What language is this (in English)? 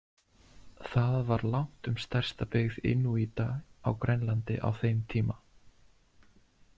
Icelandic